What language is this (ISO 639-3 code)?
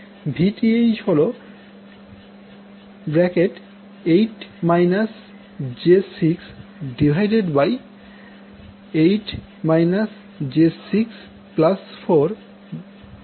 ben